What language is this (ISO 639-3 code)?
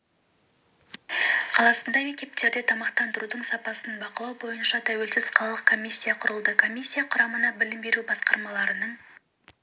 kaz